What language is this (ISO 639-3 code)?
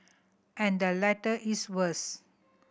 eng